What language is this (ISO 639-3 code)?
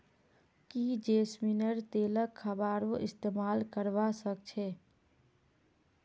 mag